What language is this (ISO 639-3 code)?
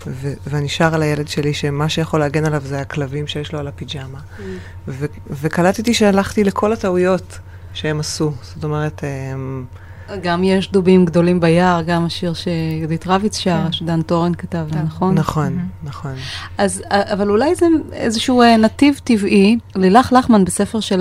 heb